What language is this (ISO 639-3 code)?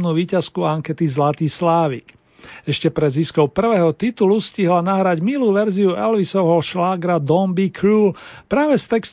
slk